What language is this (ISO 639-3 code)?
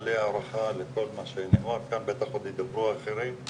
heb